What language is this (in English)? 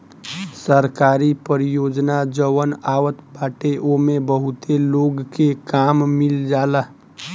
Bhojpuri